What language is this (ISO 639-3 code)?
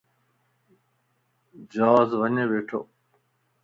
lss